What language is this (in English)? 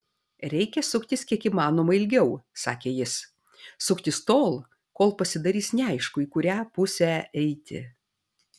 Lithuanian